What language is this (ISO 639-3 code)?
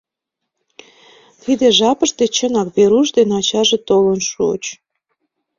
chm